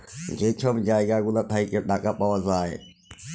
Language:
Bangla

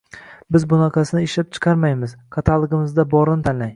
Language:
Uzbek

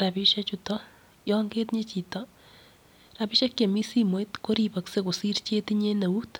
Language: Kalenjin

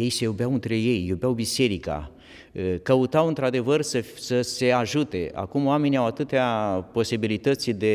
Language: Romanian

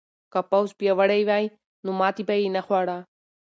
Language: Pashto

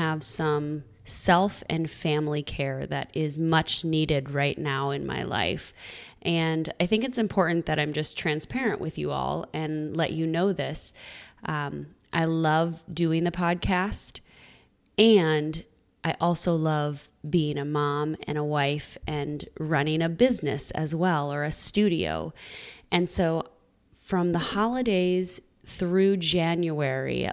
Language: English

